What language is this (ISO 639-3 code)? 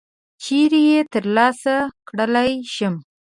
pus